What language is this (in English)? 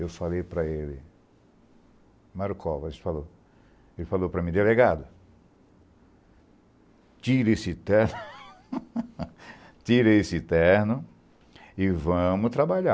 Portuguese